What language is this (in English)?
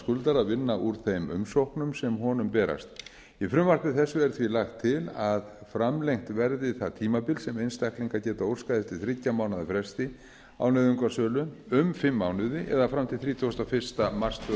Icelandic